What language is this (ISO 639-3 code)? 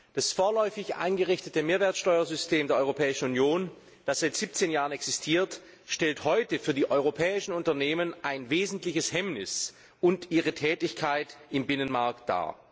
deu